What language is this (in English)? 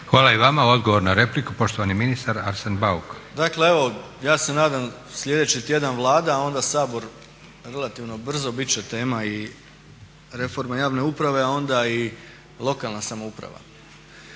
Croatian